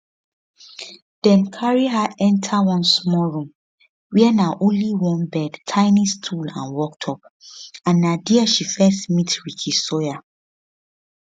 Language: Nigerian Pidgin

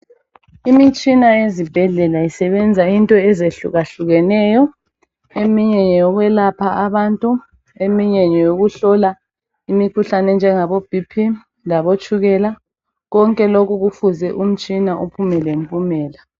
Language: North Ndebele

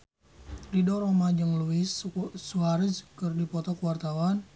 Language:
Sundanese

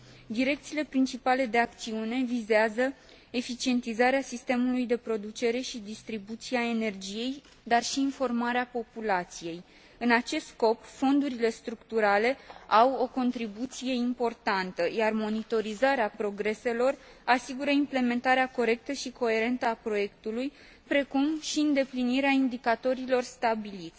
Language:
Romanian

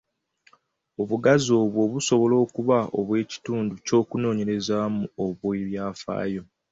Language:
Ganda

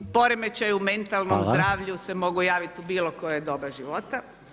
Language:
Croatian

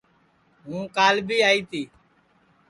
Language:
Sansi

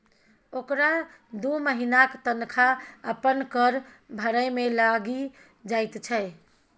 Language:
Maithili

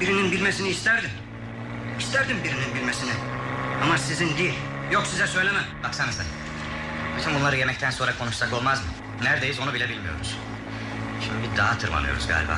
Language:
Turkish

